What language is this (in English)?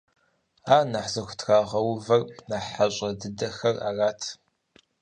Kabardian